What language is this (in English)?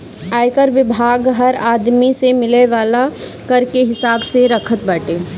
Bhojpuri